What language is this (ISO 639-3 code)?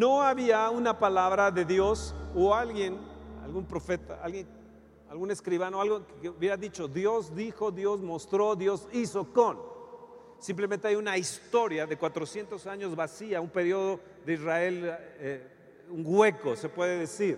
spa